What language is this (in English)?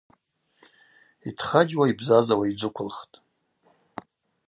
Abaza